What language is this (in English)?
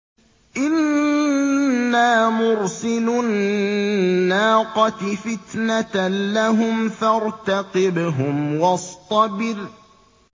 Arabic